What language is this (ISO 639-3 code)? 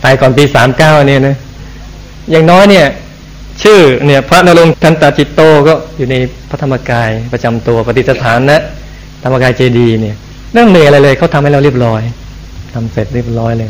tha